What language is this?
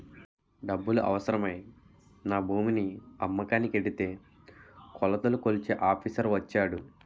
Telugu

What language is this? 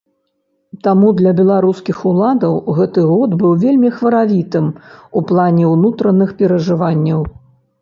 Belarusian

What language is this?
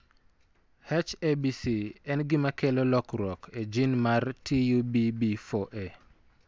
Luo (Kenya and Tanzania)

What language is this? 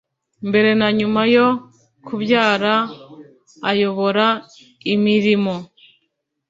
Kinyarwanda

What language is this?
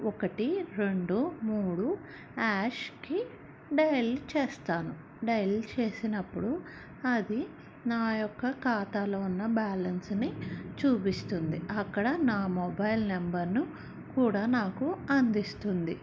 Telugu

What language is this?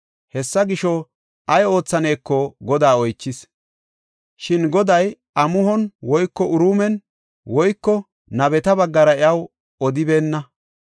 Gofa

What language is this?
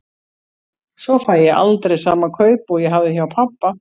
Icelandic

